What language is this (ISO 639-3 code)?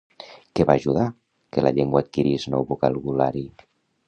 cat